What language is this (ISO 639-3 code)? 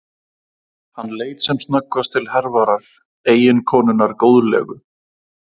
isl